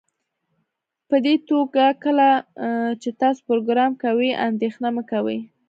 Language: Pashto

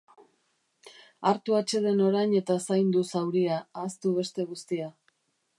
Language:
Basque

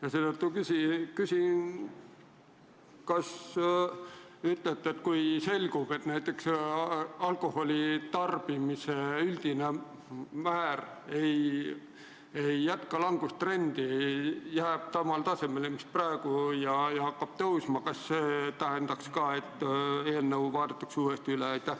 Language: Estonian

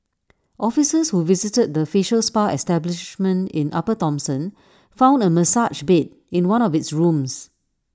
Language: English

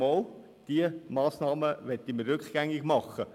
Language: Swiss German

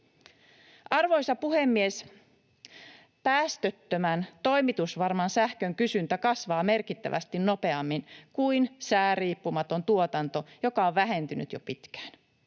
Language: Finnish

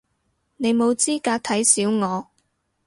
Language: Cantonese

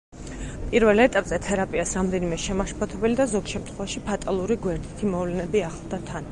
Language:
Georgian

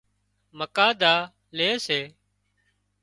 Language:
Wadiyara Koli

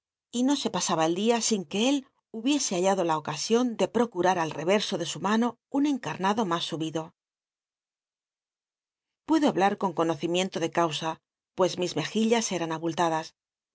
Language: Spanish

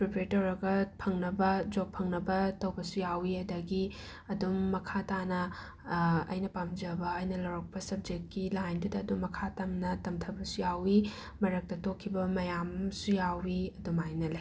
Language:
Manipuri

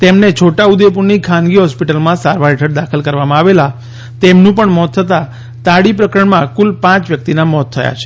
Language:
Gujarati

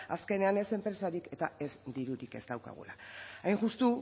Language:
Basque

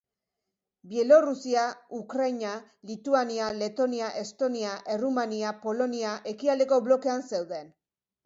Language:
Basque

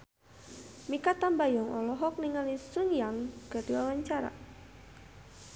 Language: Sundanese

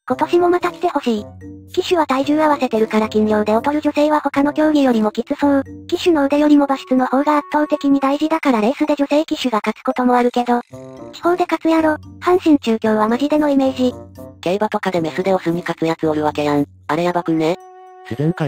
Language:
Japanese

